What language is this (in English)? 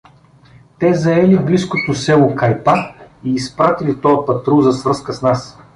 Bulgarian